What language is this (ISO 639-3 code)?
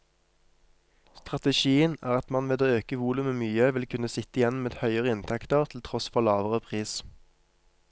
nor